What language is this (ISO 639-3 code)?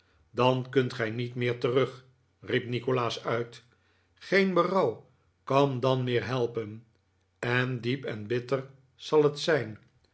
nld